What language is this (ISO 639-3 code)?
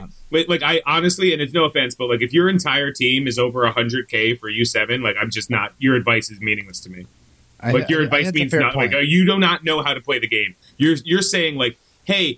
eng